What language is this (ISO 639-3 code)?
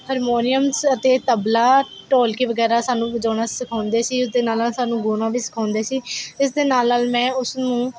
pan